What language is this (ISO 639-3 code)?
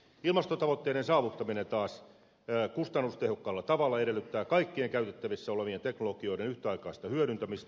fin